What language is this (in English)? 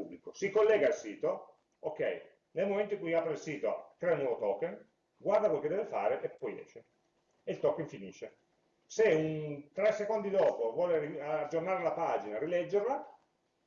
Italian